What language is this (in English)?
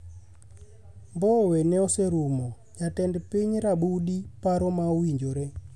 Luo (Kenya and Tanzania)